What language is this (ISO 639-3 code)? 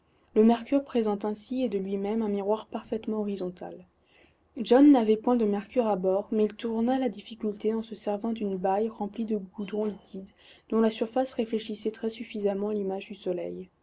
fra